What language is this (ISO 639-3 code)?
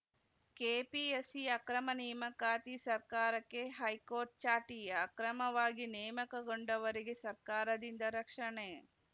kan